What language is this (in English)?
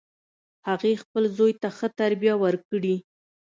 Pashto